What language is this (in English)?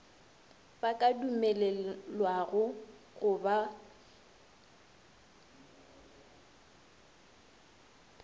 Northern Sotho